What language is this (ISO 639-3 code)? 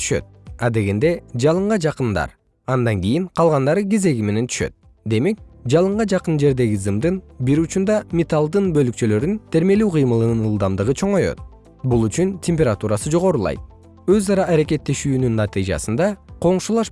kir